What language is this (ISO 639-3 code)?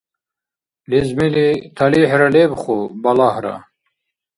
dar